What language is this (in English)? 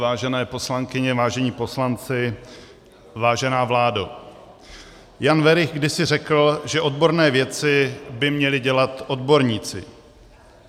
Czech